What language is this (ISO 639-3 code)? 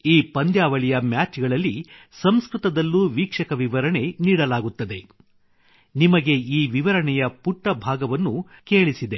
kan